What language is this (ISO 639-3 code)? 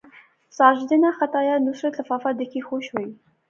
phr